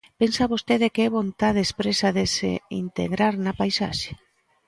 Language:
Galician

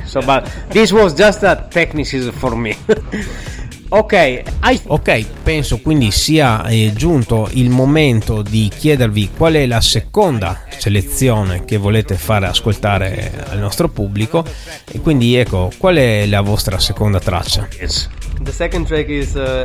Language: Italian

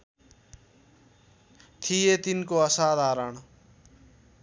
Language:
Nepali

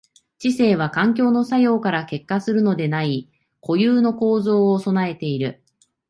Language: Japanese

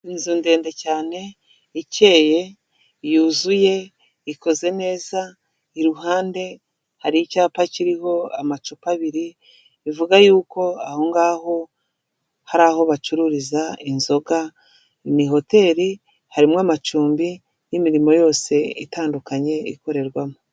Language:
Kinyarwanda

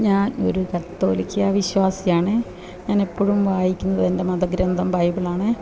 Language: Malayalam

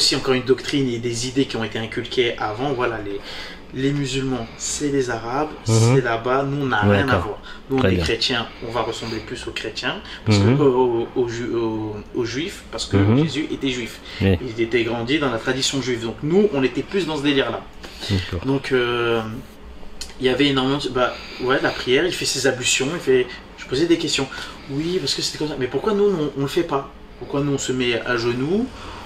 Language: French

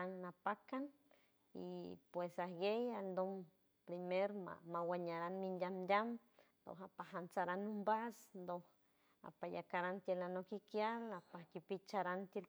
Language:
San Francisco Del Mar Huave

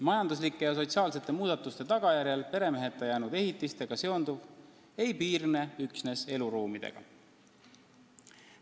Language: Estonian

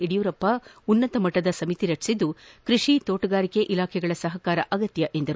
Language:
Kannada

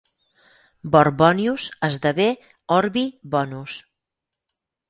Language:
Catalan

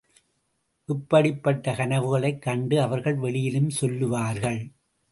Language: Tamil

